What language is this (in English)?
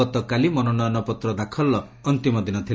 Odia